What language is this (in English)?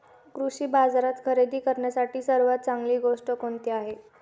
Marathi